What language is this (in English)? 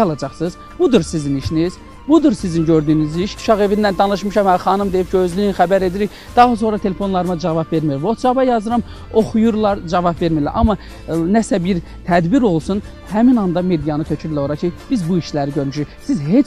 Turkish